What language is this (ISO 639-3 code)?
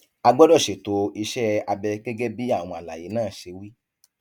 yor